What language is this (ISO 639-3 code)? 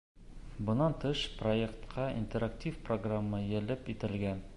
bak